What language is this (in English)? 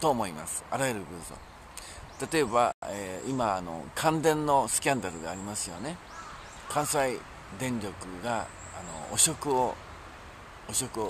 Japanese